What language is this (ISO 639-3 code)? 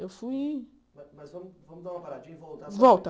por